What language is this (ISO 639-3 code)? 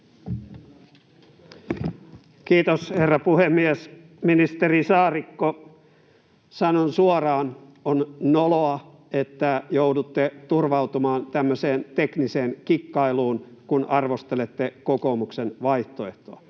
fin